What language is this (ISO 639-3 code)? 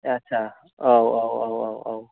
brx